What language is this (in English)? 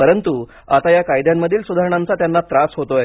Marathi